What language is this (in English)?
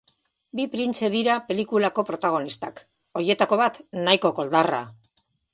Basque